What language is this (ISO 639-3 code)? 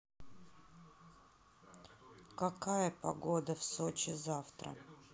rus